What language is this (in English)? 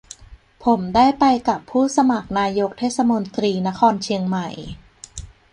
Thai